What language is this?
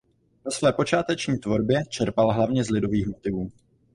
Czech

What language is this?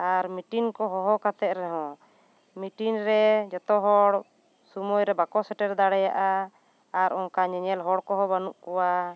Santali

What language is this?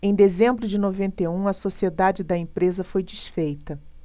Portuguese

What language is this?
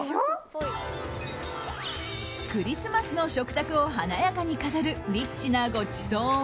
Japanese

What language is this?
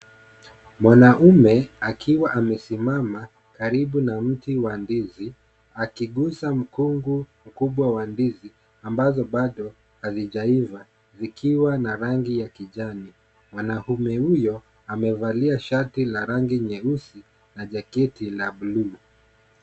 Swahili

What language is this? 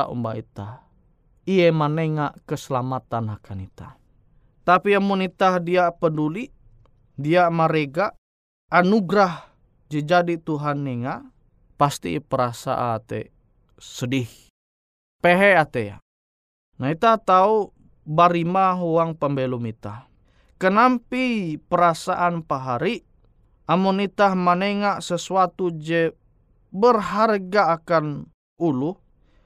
Indonesian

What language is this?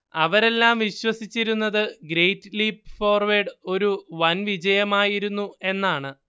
Malayalam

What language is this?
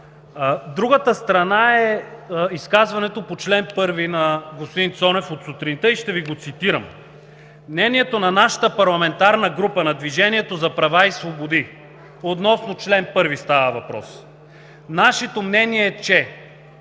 Bulgarian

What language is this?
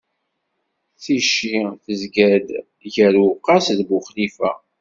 Kabyle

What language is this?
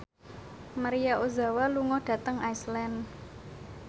Javanese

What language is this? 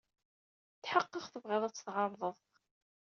Kabyle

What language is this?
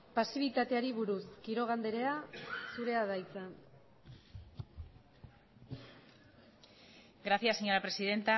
Basque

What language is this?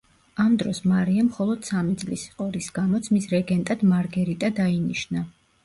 Georgian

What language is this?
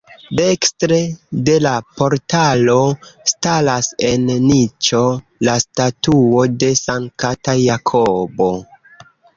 Esperanto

